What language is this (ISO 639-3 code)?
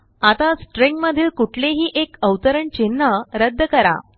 mar